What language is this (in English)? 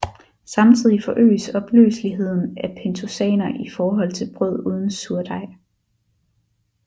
Danish